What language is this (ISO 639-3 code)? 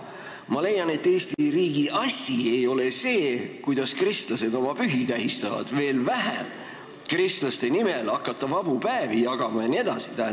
est